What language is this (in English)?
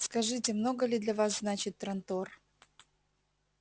Russian